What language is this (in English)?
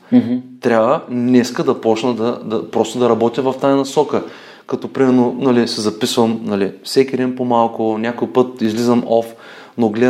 Bulgarian